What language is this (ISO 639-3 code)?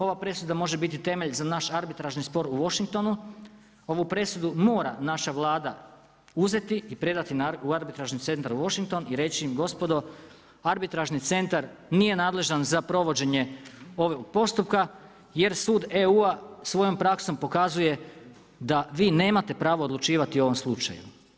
hrv